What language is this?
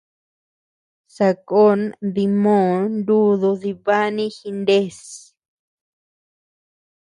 Tepeuxila Cuicatec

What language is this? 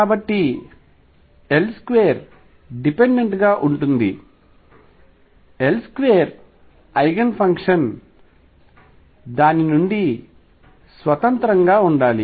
Telugu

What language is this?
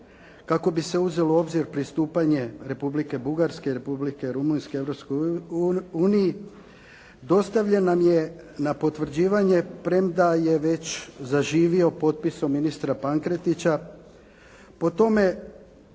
Croatian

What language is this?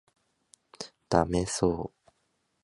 Japanese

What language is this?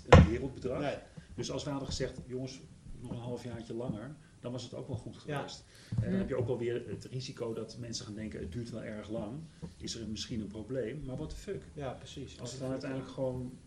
Dutch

